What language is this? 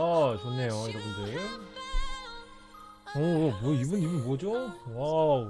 Korean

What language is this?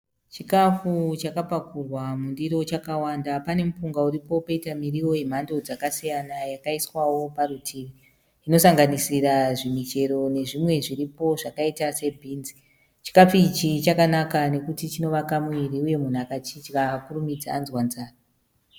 Shona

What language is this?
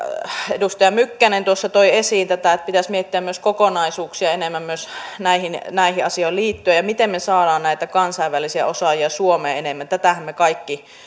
Finnish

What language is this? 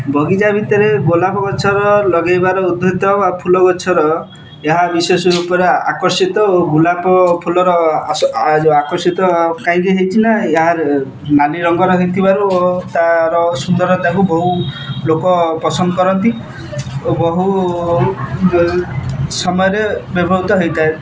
Odia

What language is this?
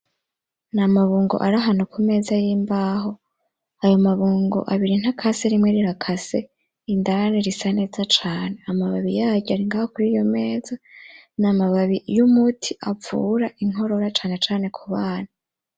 Rundi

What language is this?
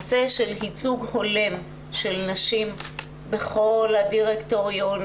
Hebrew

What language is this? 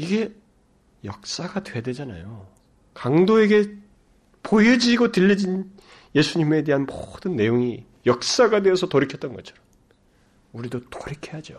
Korean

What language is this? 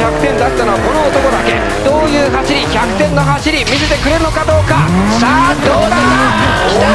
Japanese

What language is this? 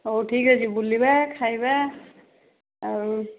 Odia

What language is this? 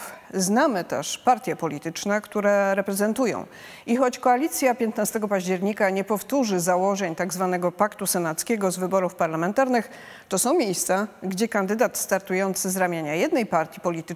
Polish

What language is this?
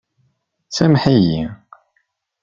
Kabyle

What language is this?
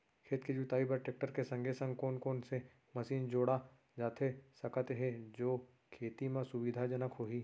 Chhattisgarhi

